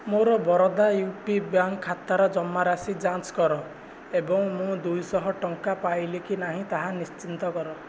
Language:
Odia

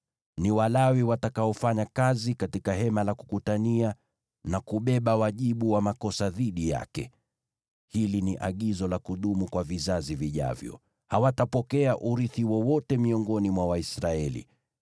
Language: Swahili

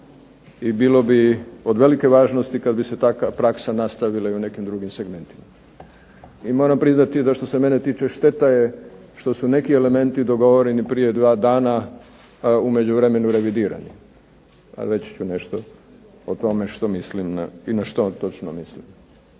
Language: Croatian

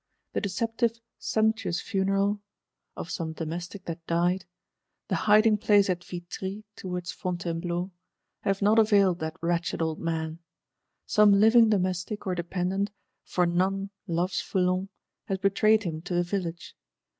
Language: English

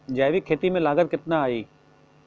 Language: Bhojpuri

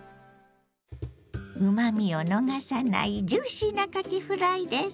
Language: Japanese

